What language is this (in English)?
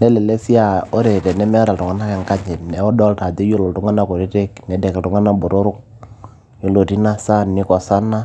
Masai